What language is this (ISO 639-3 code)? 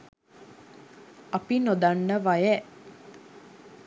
sin